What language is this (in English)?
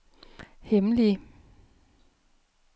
Danish